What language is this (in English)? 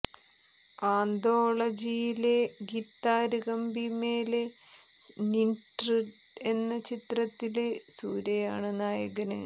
Malayalam